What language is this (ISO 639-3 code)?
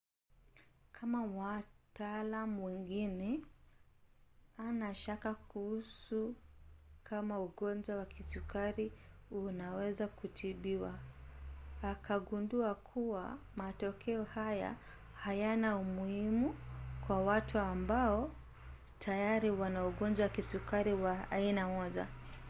swa